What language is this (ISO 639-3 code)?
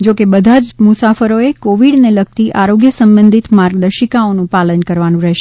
guj